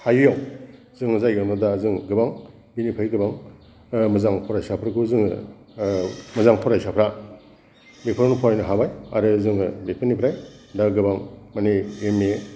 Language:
Bodo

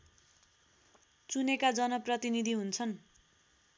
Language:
Nepali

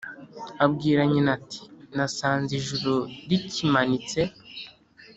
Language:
Kinyarwanda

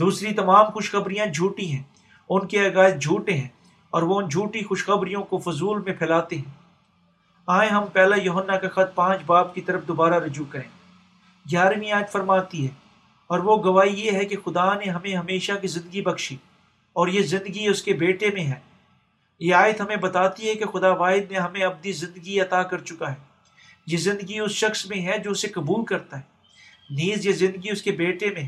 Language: Urdu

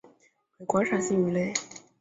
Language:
Chinese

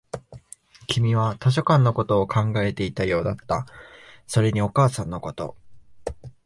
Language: Japanese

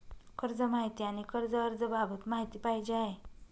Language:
Marathi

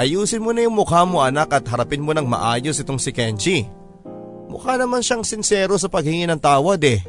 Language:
Filipino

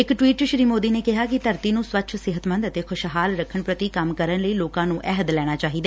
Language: Punjabi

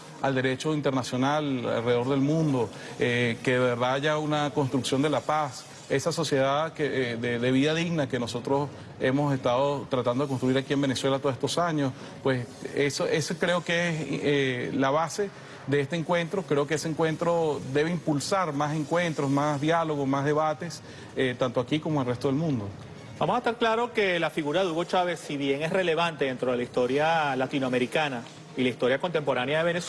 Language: Spanish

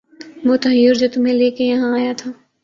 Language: Urdu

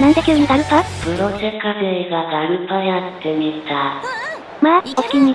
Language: Japanese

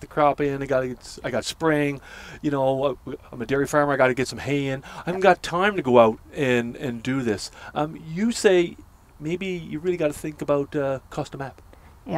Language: English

